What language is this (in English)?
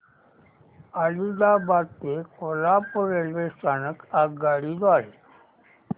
Marathi